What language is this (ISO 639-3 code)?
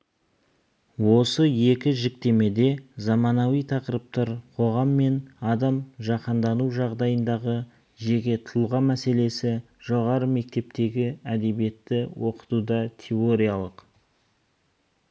kaz